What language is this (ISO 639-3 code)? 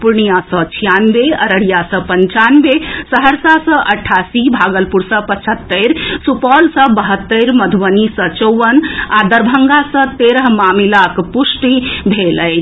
mai